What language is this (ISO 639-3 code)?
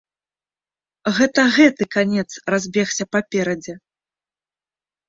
bel